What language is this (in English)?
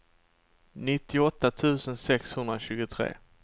Swedish